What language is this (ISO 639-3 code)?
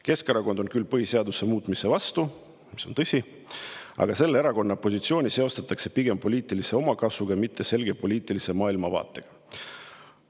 est